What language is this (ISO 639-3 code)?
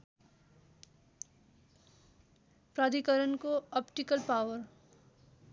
nep